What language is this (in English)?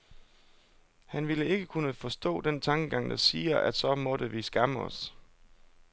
Danish